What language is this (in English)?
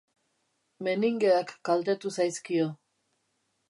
Basque